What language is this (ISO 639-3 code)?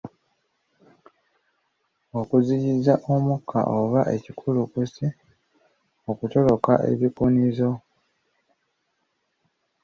lug